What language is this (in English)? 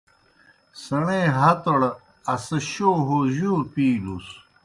Kohistani Shina